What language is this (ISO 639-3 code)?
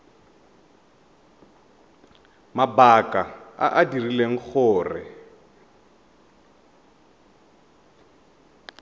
tsn